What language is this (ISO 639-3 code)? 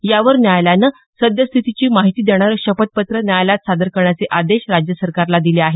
mar